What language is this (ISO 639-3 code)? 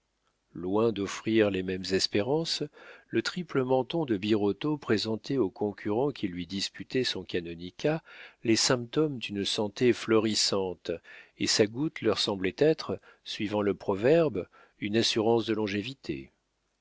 fra